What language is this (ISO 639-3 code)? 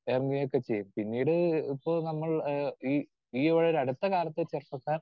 mal